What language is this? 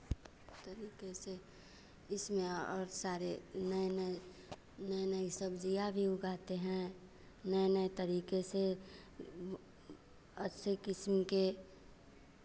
Hindi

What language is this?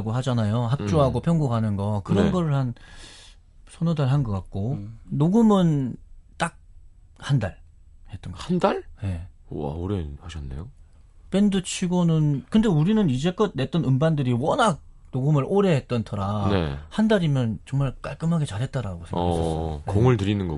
Korean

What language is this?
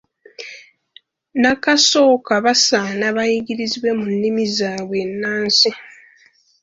Ganda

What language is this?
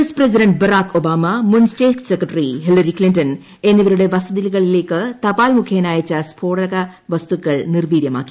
Malayalam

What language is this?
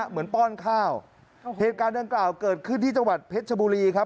Thai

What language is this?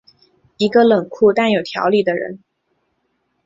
Chinese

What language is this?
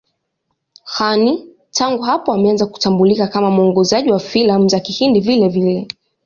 Swahili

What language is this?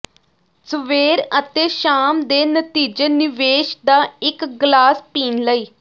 Punjabi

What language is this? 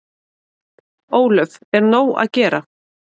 Icelandic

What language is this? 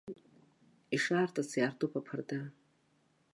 Abkhazian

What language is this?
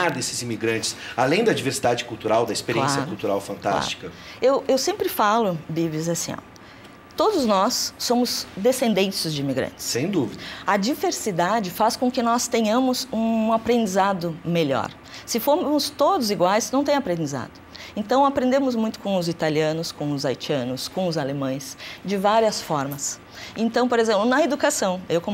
Portuguese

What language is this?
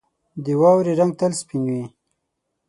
Pashto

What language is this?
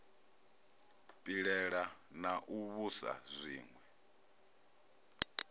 Venda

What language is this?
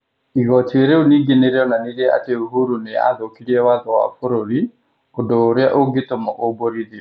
Kikuyu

